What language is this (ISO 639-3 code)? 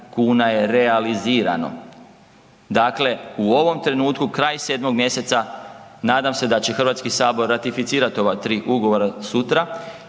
hrv